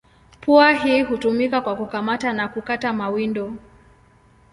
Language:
Swahili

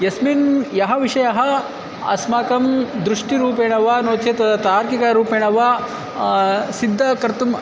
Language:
Sanskrit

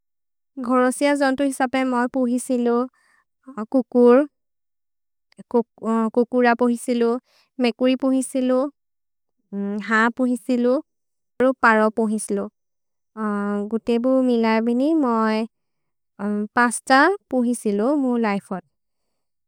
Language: Maria (India)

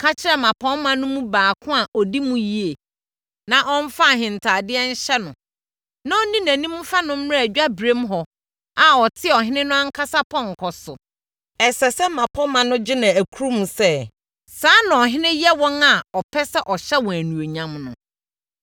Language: Akan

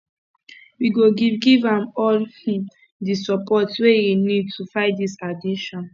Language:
Nigerian Pidgin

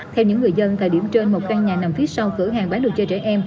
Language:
Vietnamese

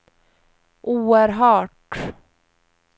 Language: Swedish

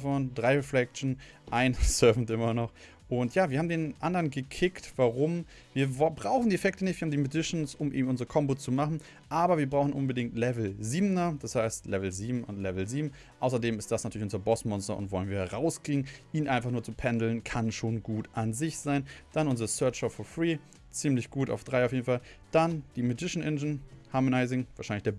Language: German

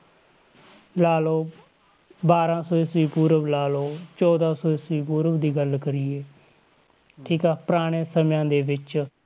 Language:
Punjabi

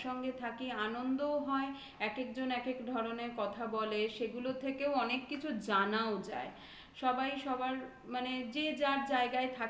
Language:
Bangla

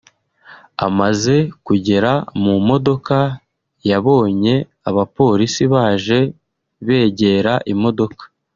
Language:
Kinyarwanda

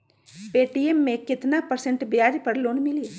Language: Magahi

